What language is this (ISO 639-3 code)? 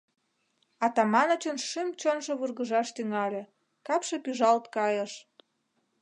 chm